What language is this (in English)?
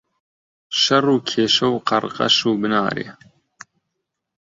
Central Kurdish